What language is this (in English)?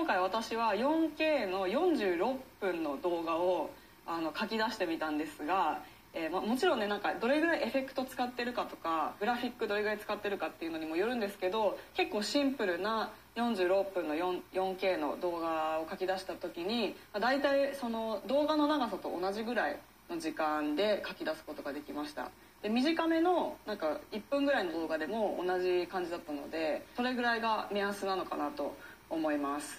Japanese